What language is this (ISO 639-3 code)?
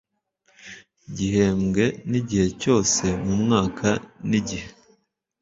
kin